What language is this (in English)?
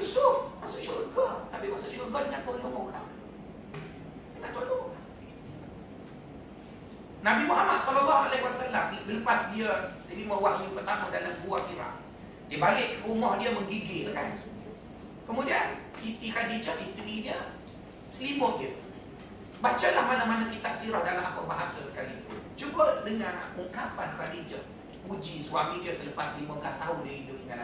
Malay